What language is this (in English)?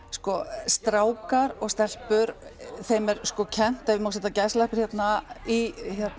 Icelandic